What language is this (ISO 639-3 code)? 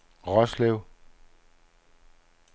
dan